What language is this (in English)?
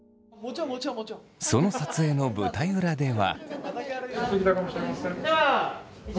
Japanese